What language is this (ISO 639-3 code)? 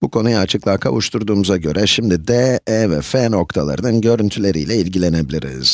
tur